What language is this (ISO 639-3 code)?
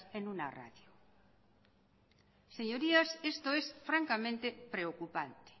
spa